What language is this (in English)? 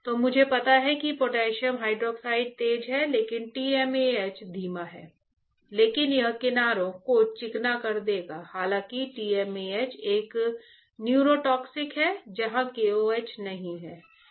Hindi